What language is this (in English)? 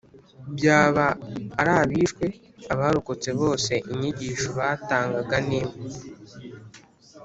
Kinyarwanda